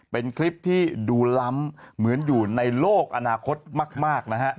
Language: Thai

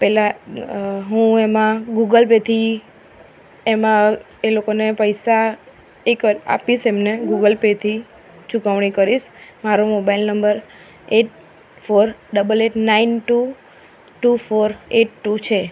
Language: Gujarati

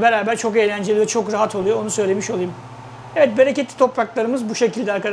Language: Turkish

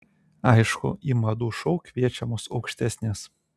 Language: Lithuanian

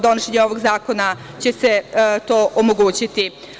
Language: Serbian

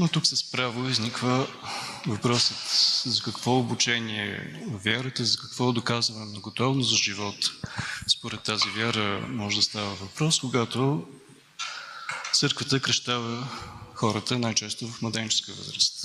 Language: Bulgarian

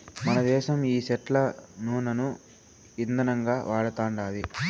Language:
Telugu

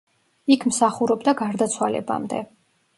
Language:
Georgian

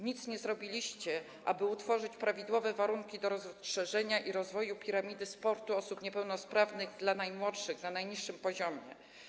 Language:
Polish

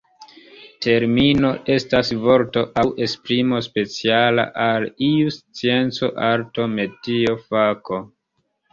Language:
Esperanto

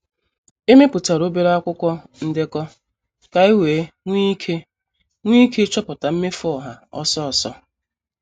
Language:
Igbo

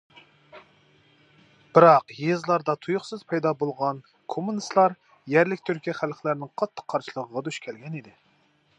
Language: Uyghur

